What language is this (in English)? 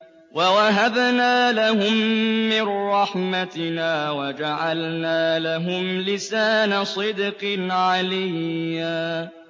Arabic